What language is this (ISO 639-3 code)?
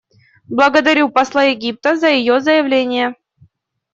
rus